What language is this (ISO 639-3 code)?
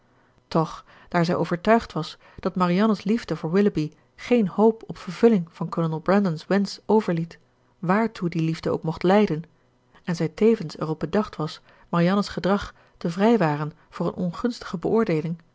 nld